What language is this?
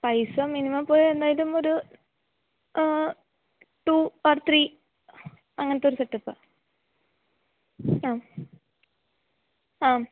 Malayalam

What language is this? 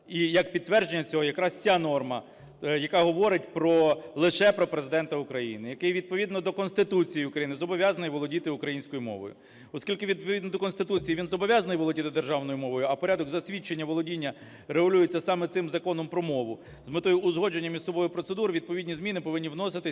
Ukrainian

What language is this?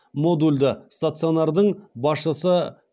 Kazakh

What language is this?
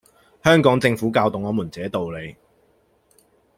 Cantonese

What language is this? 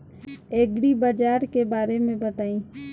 Bhojpuri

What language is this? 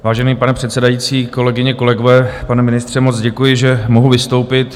Czech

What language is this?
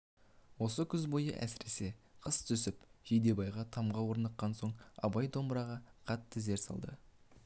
Kazakh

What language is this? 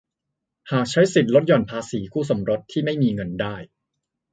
Thai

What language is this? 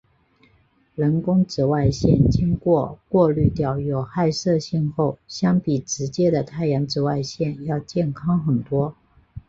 Chinese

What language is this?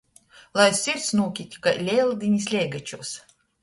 Latgalian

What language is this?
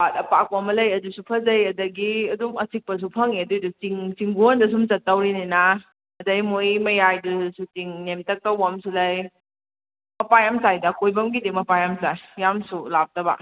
Manipuri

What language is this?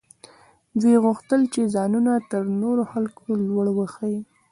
Pashto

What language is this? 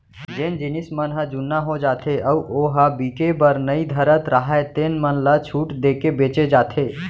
Chhattisgarhi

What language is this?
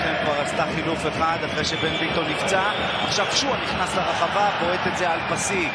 Hebrew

